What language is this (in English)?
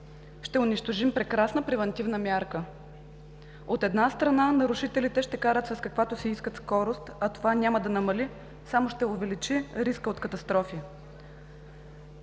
Bulgarian